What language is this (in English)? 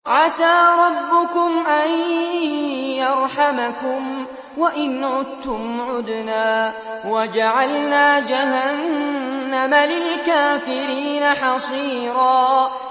Arabic